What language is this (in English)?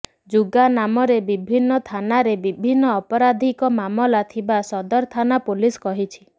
Odia